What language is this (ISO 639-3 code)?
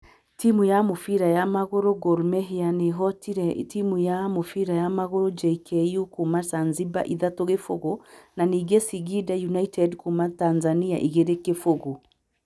kik